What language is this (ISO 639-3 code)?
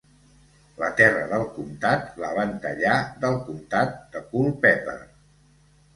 cat